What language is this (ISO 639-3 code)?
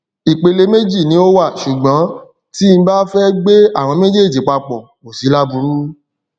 yor